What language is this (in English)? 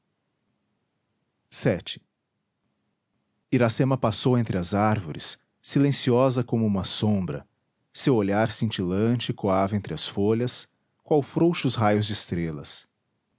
Portuguese